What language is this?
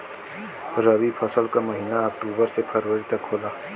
Bhojpuri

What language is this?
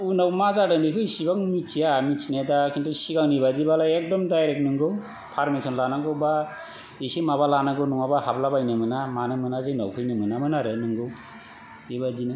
Bodo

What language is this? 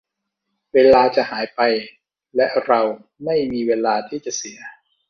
Thai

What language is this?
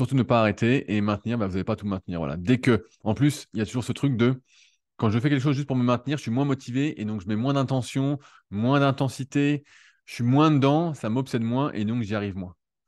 French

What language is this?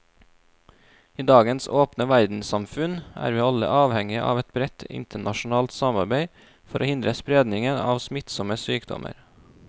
Norwegian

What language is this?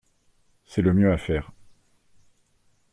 French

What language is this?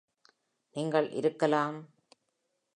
Tamil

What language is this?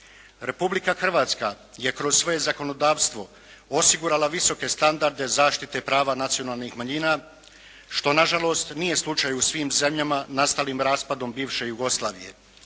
Croatian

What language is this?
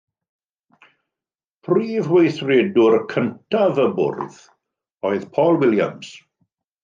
Welsh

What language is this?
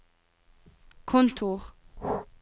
Norwegian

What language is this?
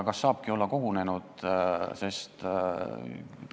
Estonian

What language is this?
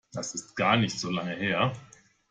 German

